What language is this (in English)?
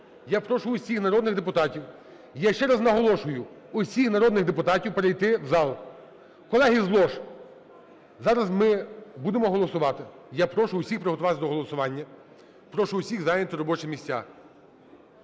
Ukrainian